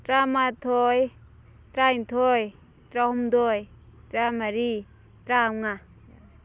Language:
Manipuri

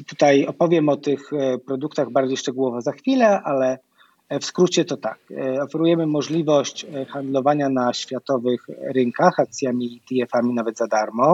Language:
Polish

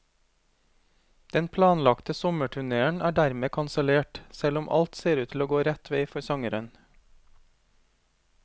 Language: Norwegian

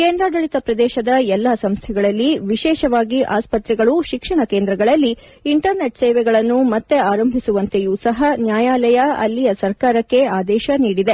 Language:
Kannada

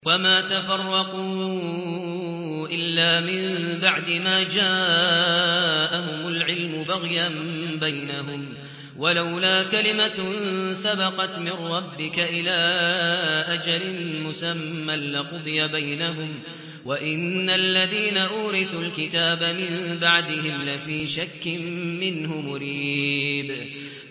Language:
Arabic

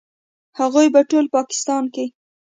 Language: Pashto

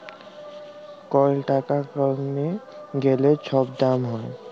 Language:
Bangla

